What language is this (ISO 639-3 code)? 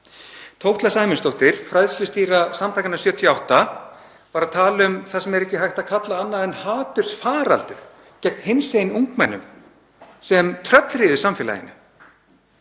isl